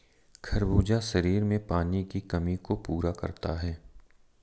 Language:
Hindi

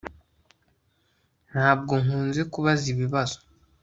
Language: Kinyarwanda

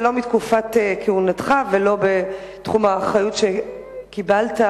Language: Hebrew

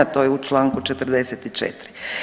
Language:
Croatian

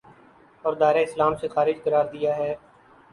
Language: Urdu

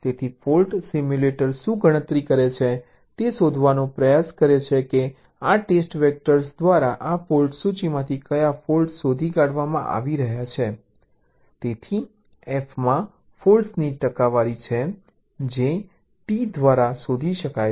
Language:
Gujarati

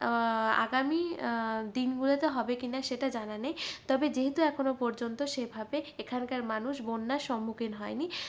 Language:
Bangla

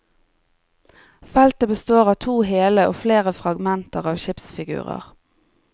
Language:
Norwegian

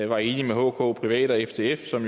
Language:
Danish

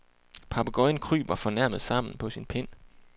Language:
Danish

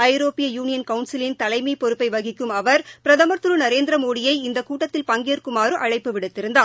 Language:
Tamil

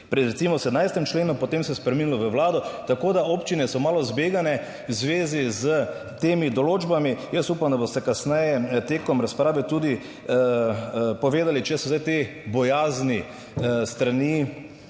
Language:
Slovenian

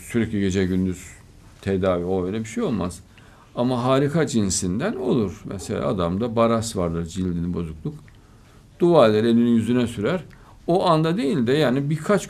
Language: Turkish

